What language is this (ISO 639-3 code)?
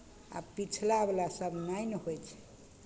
mai